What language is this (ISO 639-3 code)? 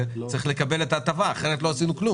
heb